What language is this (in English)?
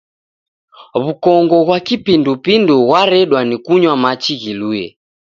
Taita